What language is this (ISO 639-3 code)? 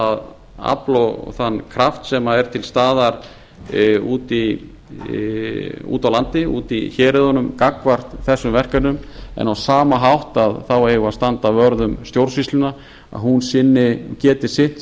isl